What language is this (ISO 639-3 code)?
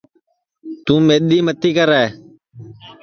ssi